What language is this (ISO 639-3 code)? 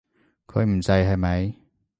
yue